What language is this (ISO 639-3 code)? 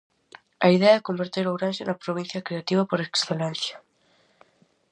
glg